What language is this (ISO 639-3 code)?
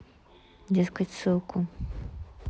rus